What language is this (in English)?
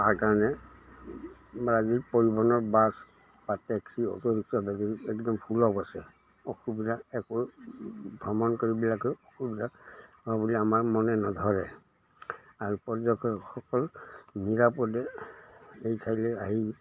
Assamese